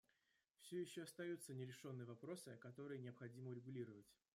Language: Russian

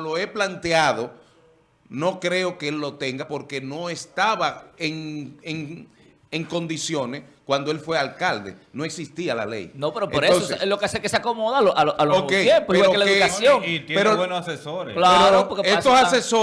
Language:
Spanish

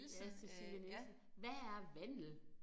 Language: Danish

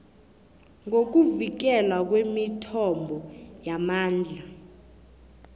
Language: South Ndebele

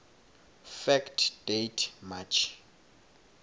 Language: Swati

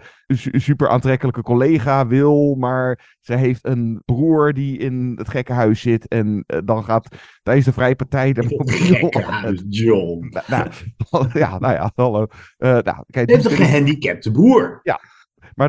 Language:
Dutch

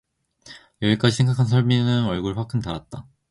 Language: Korean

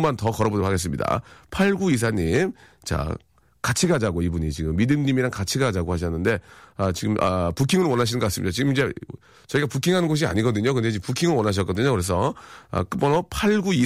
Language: Korean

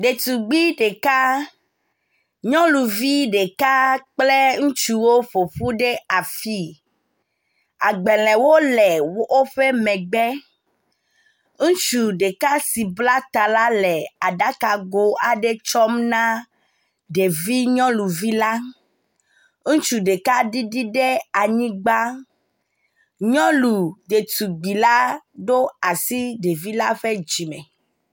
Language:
Ewe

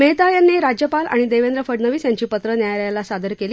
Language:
Marathi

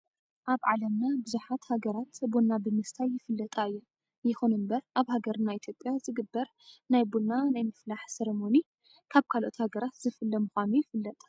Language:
Tigrinya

